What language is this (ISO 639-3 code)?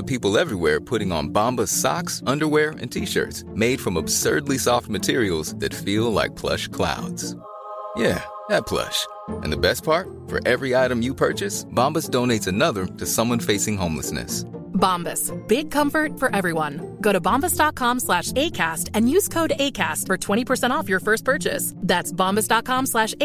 swe